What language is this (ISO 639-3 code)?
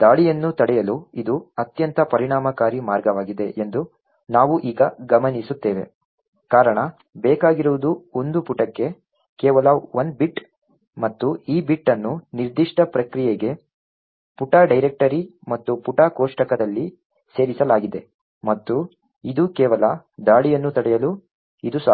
kan